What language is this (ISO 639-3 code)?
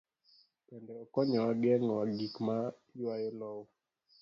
luo